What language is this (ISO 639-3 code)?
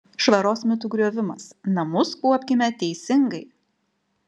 lit